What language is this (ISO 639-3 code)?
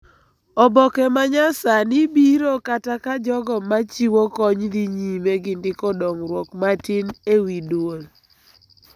luo